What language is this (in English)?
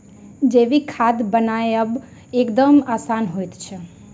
Maithili